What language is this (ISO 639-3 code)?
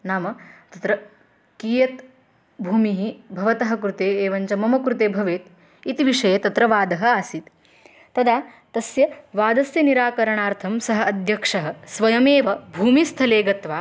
san